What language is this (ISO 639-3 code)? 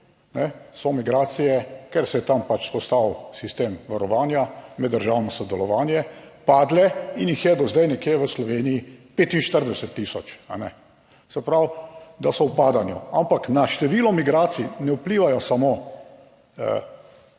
slv